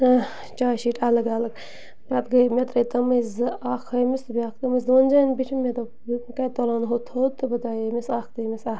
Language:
Kashmiri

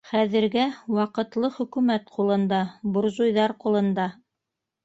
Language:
Bashkir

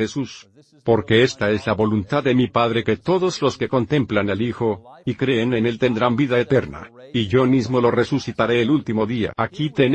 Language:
Spanish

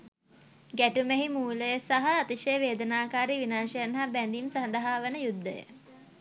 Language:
Sinhala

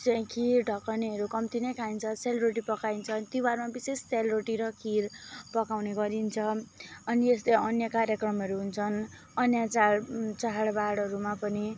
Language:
Nepali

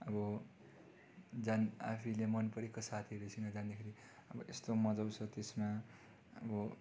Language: Nepali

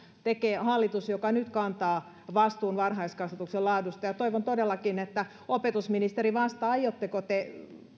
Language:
Finnish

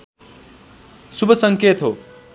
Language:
Nepali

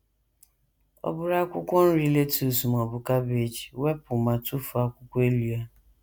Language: Igbo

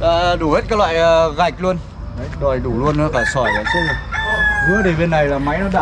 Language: Vietnamese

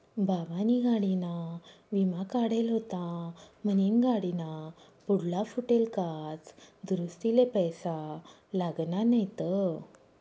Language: Marathi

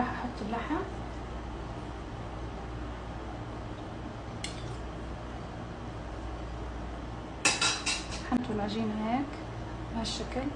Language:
Arabic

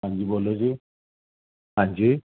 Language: Punjabi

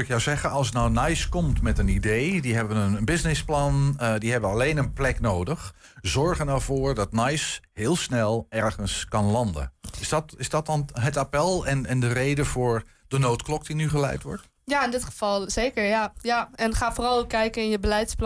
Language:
Dutch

